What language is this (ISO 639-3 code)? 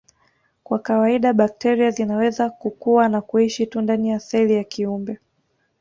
swa